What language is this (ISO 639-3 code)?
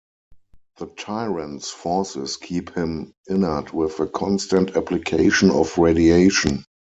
eng